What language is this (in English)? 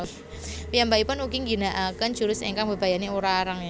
Javanese